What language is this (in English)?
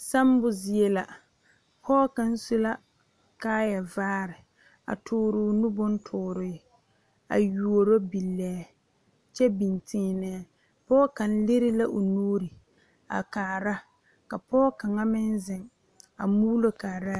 Southern Dagaare